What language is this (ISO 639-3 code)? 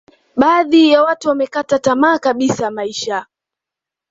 swa